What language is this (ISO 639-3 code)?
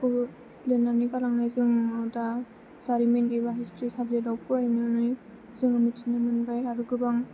brx